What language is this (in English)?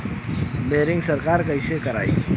Bhojpuri